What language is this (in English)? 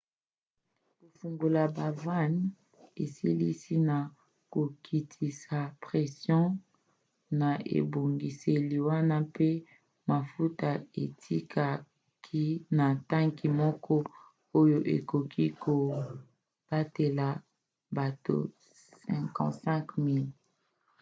Lingala